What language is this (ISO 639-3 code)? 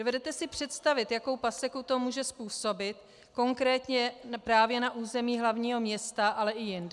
ces